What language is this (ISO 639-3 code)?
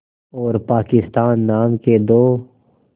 hin